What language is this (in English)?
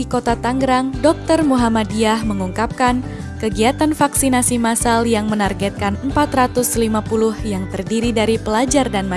Indonesian